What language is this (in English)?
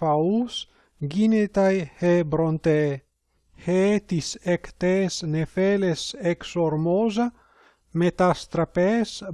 Greek